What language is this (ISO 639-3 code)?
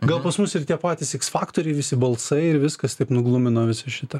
lit